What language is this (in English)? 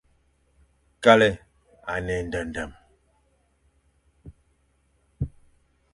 Fang